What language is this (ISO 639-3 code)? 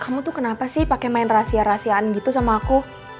ind